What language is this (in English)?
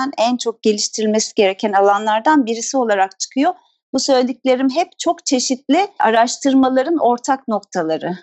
Turkish